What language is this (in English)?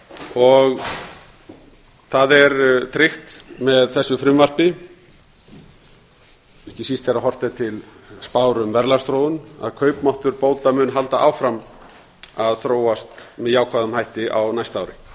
Icelandic